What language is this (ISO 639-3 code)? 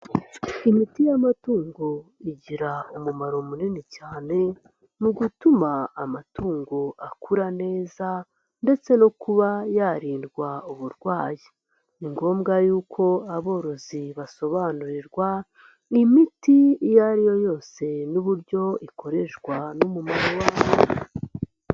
kin